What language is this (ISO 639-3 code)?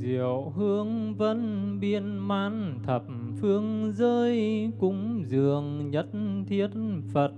vie